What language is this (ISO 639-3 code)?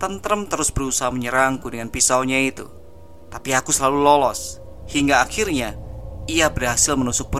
ind